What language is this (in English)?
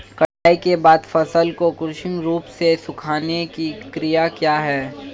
Hindi